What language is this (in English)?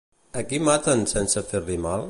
Catalan